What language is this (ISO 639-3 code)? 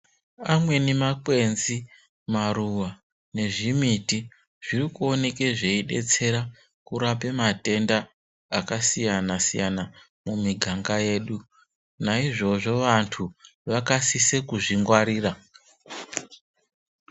ndc